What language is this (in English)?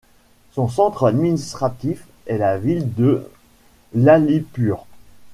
French